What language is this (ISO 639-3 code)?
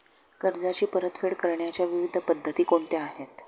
mar